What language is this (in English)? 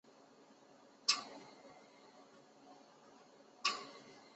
Chinese